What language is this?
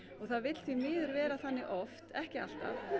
Icelandic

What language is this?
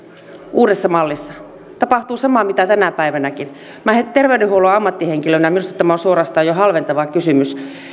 Finnish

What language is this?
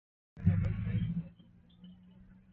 Swahili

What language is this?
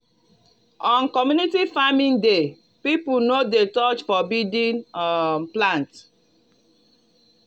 Nigerian Pidgin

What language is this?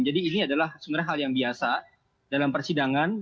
Indonesian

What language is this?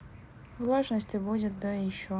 Russian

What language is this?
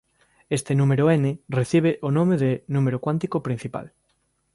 Galician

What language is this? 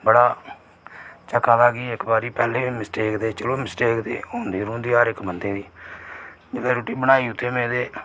Dogri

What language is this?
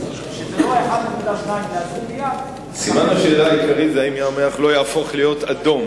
Hebrew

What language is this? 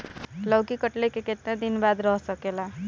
Bhojpuri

